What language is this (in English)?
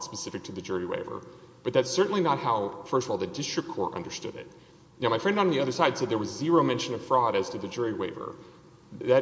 English